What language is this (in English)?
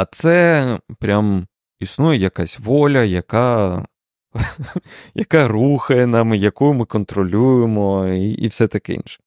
Ukrainian